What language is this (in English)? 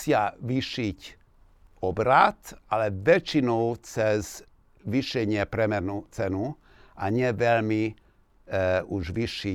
Slovak